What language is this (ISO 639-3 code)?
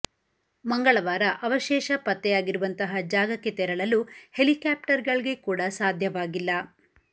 kan